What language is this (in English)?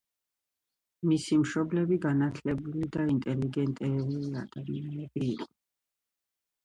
Georgian